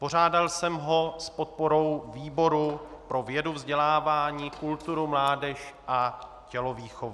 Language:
Czech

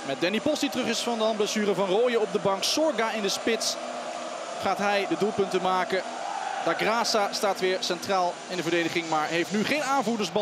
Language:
Dutch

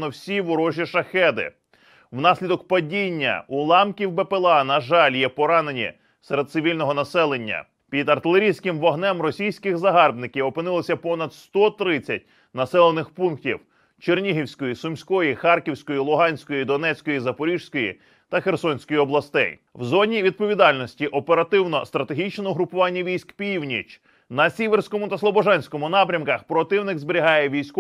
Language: Ukrainian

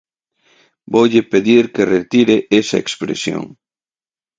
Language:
Galician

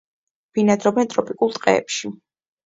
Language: Georgian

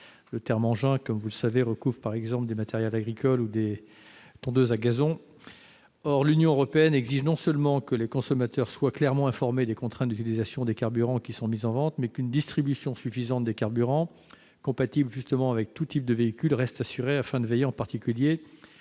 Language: French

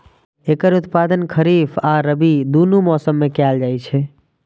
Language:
Maithili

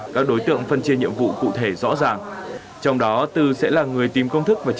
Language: Vietnamese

